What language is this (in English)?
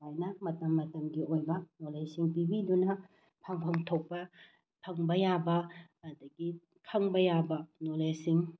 Manipuri